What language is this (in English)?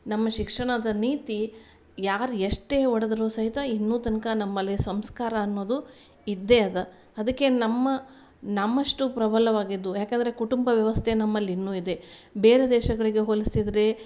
Kannada